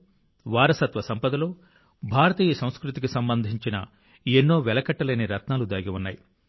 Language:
Telugu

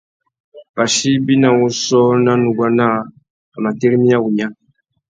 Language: Tuki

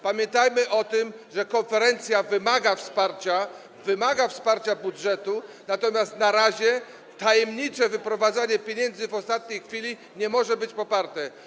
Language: Polish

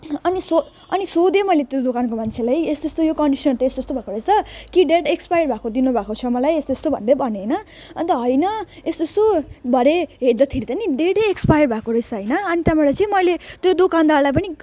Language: Nepali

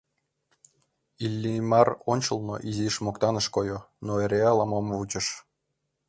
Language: Mari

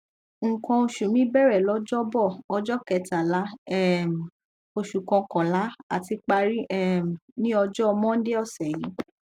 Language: Yoruba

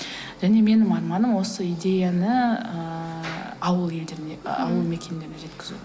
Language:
Kazakh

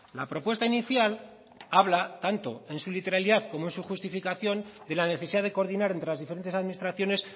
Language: Spanish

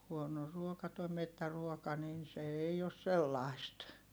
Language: Finnish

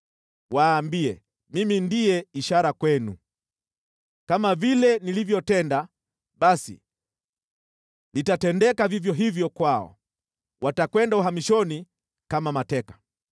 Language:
Swahili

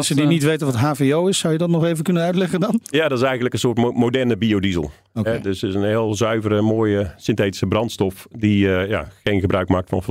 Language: Dutch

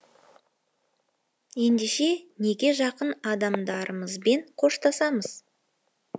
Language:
Kazakh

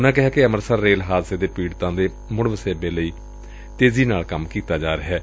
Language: Punjabi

